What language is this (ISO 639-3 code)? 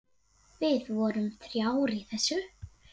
isl